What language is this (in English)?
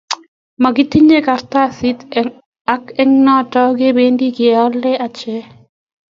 Kalenjin